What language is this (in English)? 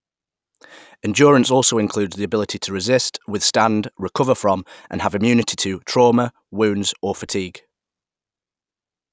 English